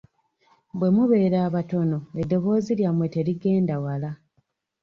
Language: Ganda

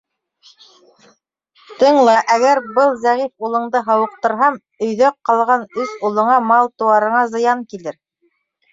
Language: Bashkir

